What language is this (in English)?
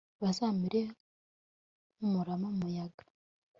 Kinyarwanda